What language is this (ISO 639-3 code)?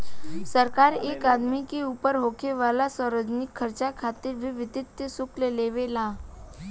bho